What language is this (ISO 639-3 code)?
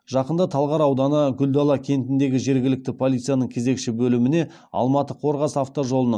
kaz